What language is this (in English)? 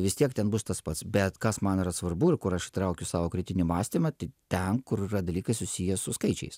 Lithuanian